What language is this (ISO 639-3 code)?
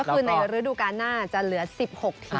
tha